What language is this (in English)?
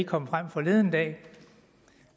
Danish